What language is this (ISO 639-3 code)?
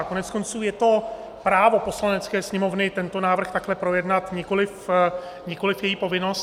ces